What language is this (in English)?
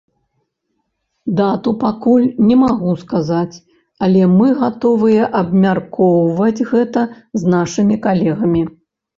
Belarusian